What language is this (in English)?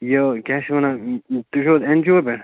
Kashmiri